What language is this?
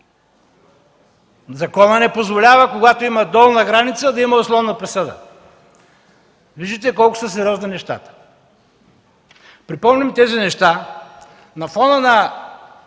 Bulgarian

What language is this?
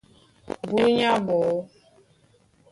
Duala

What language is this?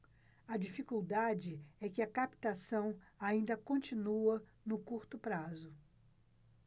Portuguese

